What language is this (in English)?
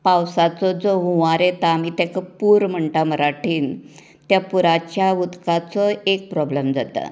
Konkani